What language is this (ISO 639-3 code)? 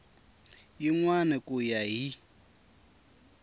tso